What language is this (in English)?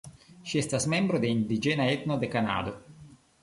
Esperanto